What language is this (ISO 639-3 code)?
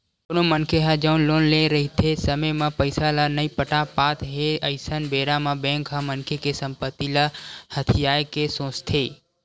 hne